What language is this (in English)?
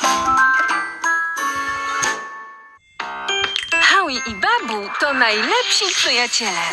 Polish